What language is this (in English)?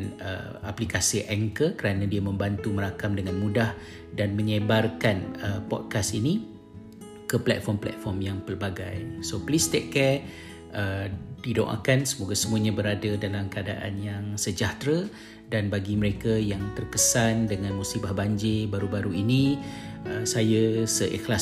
Malay